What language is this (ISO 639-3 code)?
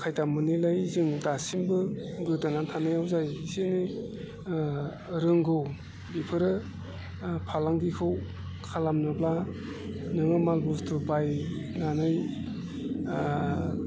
brx